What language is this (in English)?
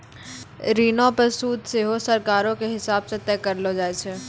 Maithili